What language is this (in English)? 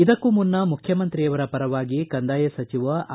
Kannada